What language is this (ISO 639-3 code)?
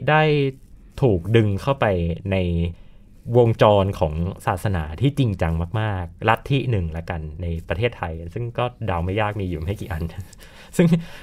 tha